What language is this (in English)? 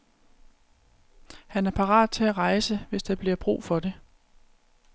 Danish